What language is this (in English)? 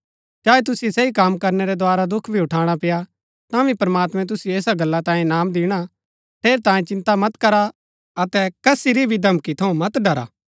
Gaddi